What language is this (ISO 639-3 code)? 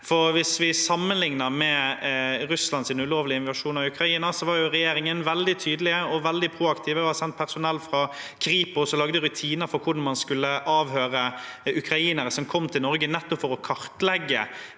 nor